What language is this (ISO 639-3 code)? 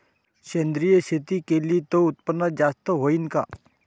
mar